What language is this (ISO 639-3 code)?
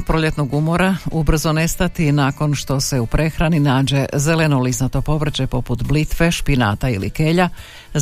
hrv